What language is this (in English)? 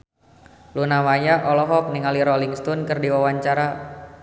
Sundanese